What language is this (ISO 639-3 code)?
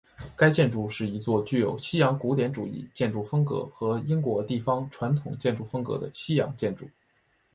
zho